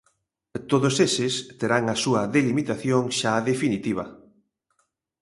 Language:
Galician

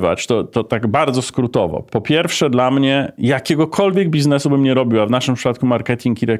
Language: Polish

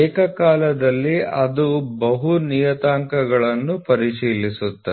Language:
Kannada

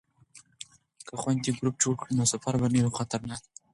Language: Pashto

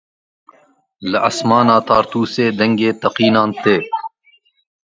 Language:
Kurdish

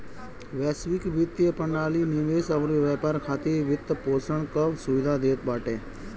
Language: Bhojpuri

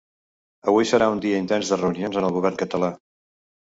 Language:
Catalan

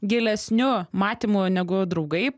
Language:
Lithuanian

